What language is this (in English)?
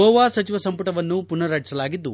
Kannada